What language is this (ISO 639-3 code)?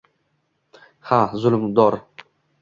uzb